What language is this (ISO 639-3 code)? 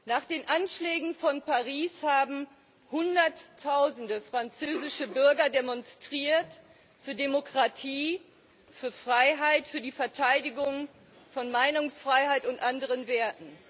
deu